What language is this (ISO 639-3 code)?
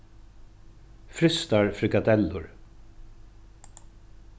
fao